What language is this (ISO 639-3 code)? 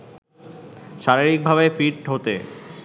ben